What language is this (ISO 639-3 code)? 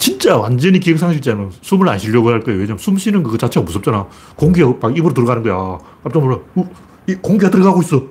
kor